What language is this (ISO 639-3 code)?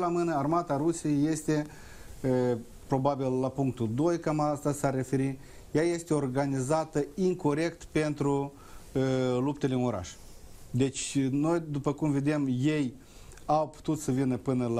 ron